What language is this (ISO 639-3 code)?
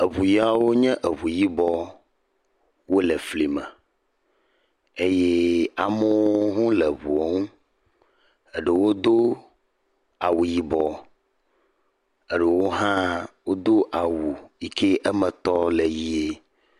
ewe